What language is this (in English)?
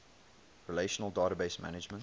English